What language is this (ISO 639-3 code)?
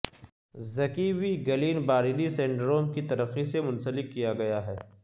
urd